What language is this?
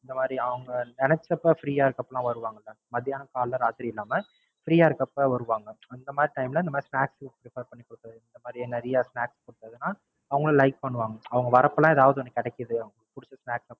Tamil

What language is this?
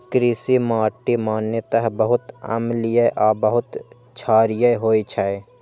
Maithili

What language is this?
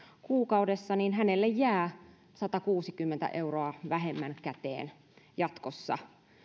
Finnish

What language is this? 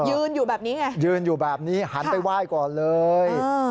Thai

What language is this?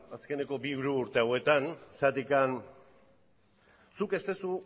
Basque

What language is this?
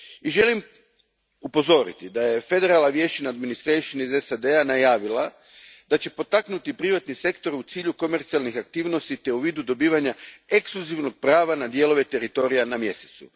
Croatian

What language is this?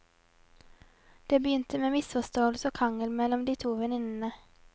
Norwegian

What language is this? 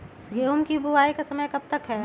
Magahi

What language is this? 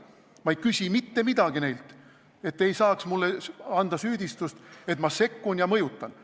Estonian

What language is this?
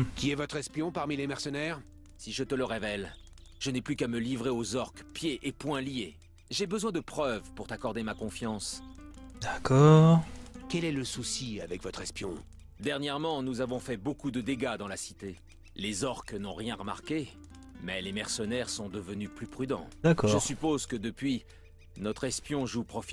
French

